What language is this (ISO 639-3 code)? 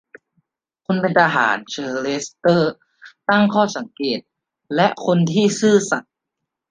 tha